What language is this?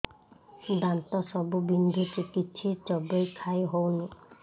Odia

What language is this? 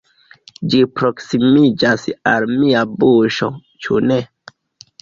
Esperanto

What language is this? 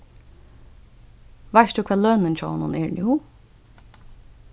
Faroese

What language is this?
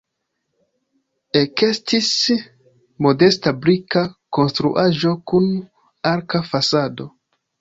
Esperanto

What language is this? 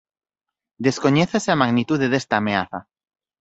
Galician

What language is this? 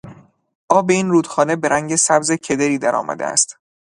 Persian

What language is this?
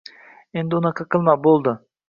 Uzbek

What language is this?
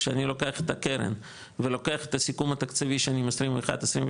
Hebrew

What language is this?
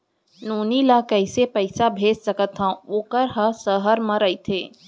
Chhattisgarhi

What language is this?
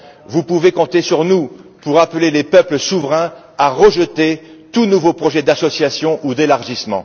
French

